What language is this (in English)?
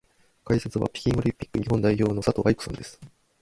Japanese